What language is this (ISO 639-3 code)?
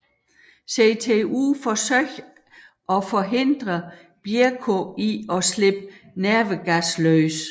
dan